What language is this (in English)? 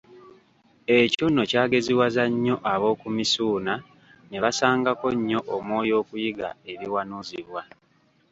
Ganda